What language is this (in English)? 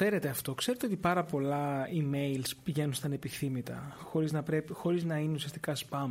Greek